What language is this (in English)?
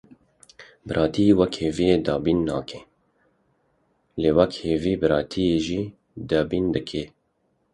Kurdish